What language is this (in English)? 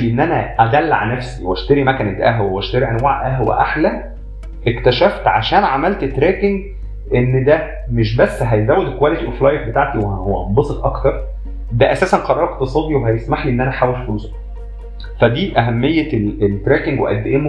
Arabic